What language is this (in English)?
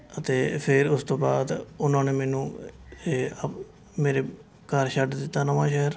Punjabi